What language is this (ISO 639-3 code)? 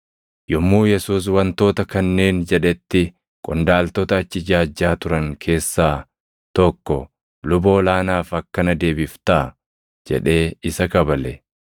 orm